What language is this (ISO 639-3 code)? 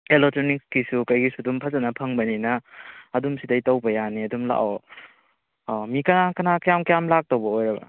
mni